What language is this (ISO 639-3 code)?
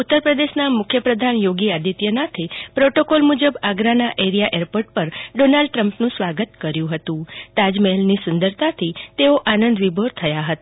guj